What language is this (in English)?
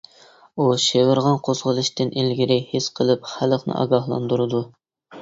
Uyghur